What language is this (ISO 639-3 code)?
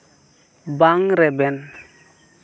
sat